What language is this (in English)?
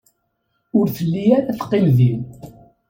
Kabyle